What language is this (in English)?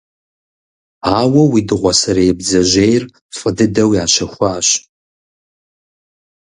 Kabardian